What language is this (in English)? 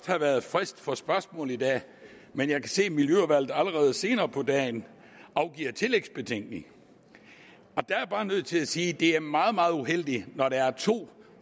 Danish